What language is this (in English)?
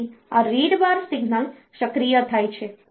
Gujarati